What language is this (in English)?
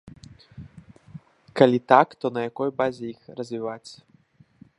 Belarusian